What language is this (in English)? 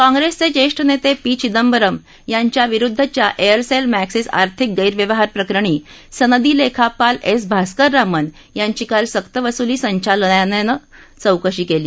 Marathi